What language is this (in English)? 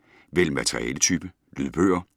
Danish